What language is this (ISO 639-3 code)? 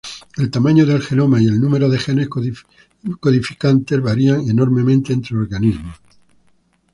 spa